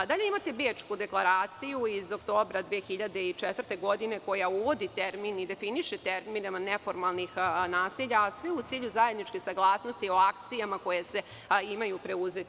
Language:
Serbian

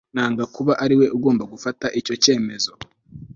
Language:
Kinyarwanda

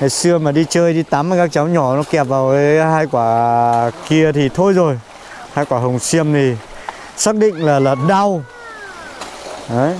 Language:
Vietnamese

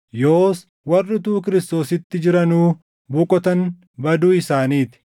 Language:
Oromo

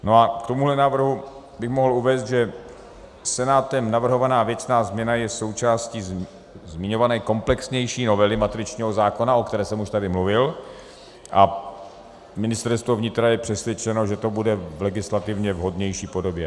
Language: Czech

